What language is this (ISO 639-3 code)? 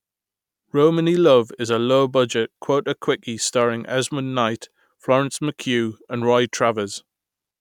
eng